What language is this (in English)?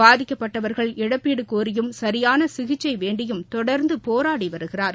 Tamil